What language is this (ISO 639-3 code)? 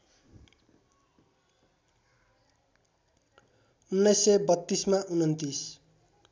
nep